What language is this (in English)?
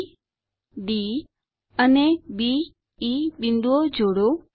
Gujarati